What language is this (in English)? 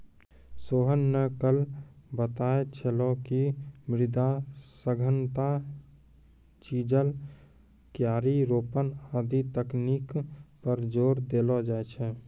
Maithili